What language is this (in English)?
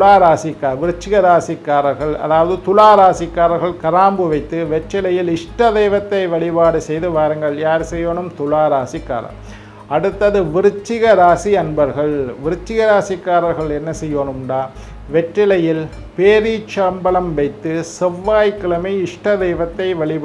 Indonesian